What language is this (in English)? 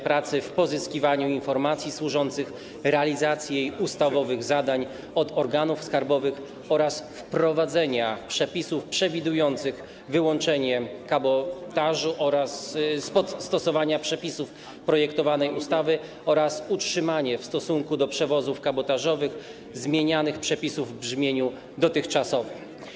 Polish